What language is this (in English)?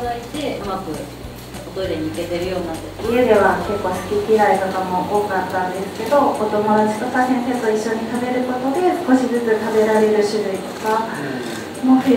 Japanese